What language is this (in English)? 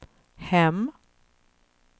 Swedish